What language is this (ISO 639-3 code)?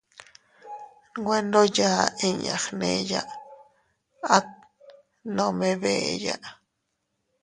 cut